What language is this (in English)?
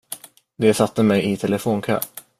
Swedish